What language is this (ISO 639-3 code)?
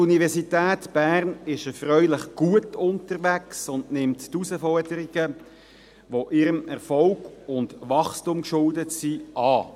gsw